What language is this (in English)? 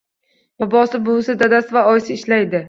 Uzbek